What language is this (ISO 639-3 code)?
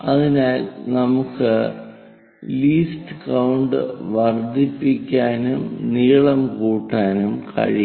mal